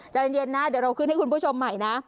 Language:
Thai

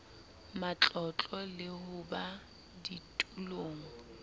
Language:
Southern Sotho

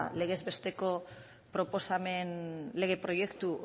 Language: Basque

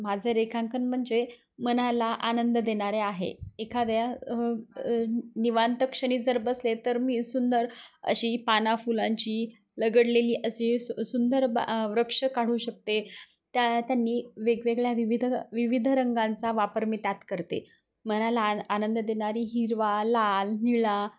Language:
Marathi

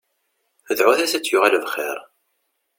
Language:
Kabyle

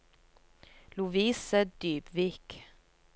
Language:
Norwegian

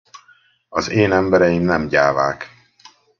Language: Hungarian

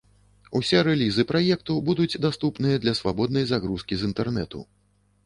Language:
Belarusian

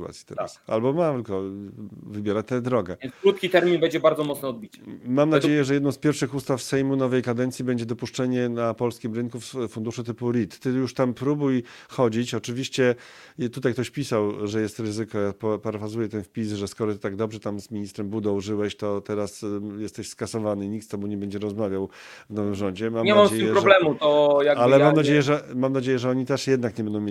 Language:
Polish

